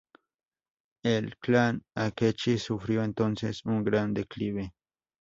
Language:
Spanish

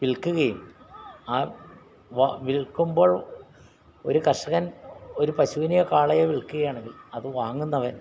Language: Malayalam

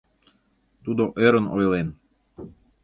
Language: Mari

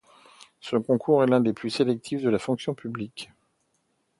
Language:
French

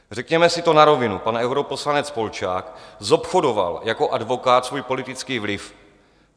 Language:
Czech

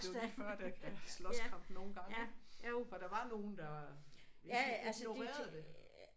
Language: Danish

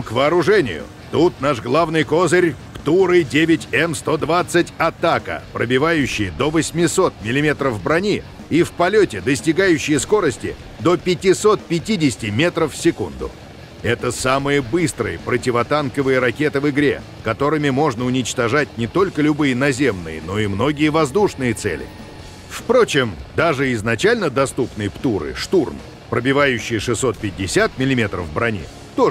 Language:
Russian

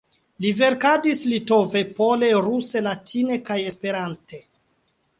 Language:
Esperanto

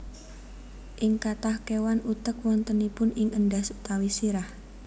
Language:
Javanese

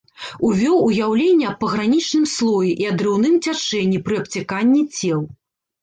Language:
Belarusian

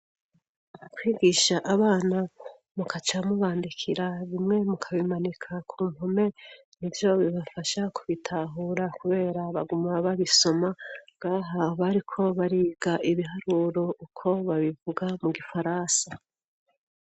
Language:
Rundi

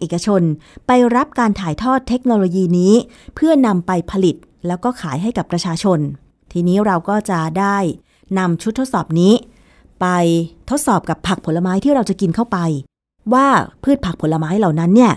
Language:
Thai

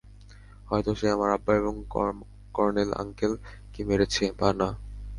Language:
Bangla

